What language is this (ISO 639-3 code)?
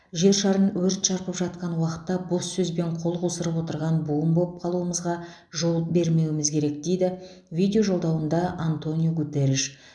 kaz